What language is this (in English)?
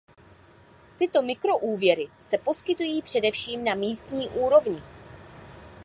Czech